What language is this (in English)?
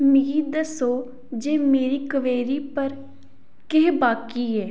Dogri